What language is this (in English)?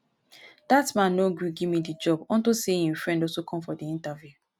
Nigerian Pidgin